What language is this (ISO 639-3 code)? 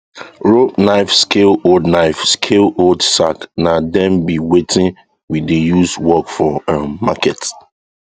pcm